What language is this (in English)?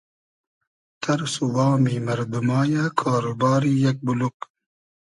Hazaragi